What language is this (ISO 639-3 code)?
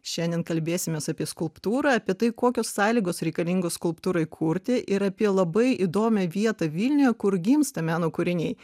lit